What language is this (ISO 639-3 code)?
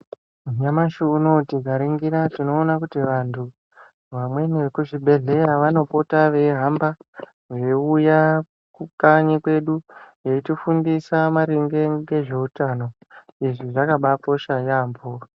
ndc